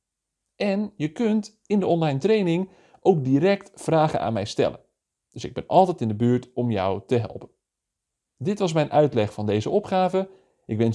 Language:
Dutch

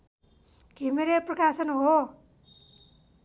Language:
Nepali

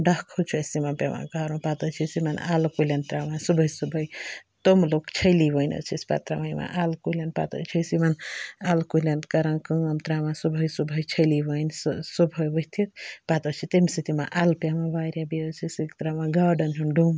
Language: Kashmiri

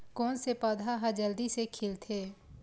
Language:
Chhattisgarhi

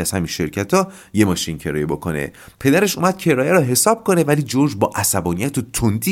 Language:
Persian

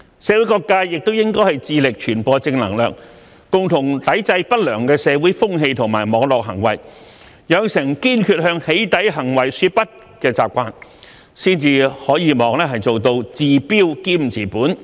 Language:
Cantonese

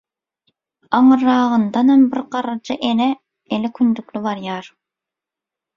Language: Turkmen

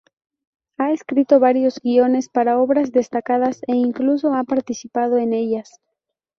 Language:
Spanish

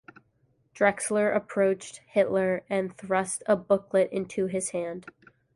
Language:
English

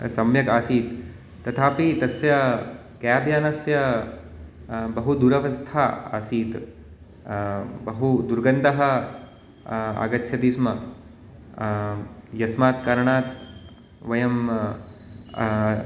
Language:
Sanskrit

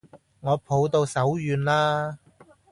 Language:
Cantonese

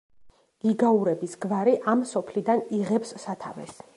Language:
Georgian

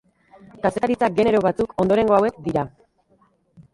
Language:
Basque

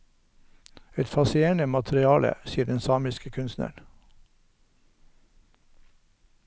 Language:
Norwegian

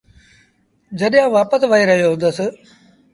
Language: Sindhi Bhil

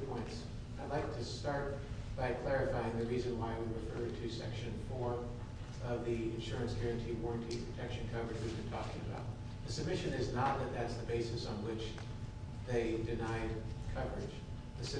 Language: English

